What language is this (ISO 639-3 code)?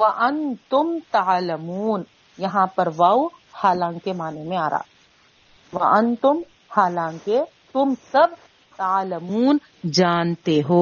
urd